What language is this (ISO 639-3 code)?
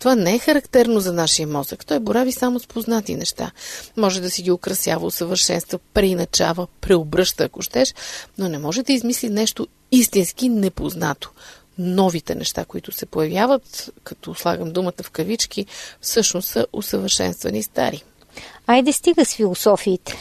bul